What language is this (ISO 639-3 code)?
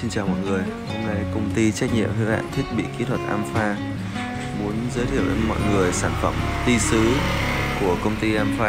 vie